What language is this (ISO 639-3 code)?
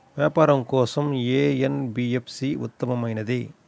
tel